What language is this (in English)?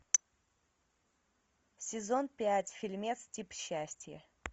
Russian